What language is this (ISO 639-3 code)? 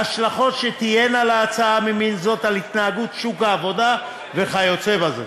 heb